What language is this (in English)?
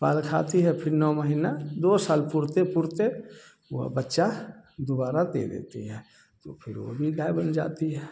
Hindi